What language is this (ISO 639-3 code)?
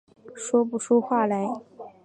zho